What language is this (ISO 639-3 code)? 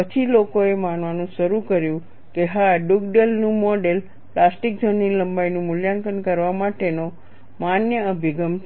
guj